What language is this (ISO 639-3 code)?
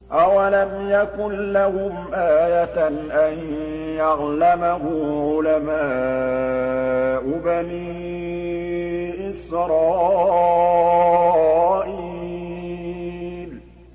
ara